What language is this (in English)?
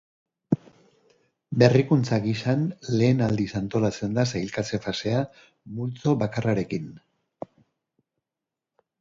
Basque